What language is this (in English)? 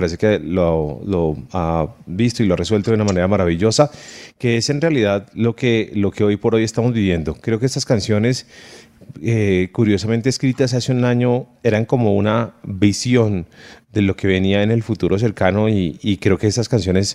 Spanish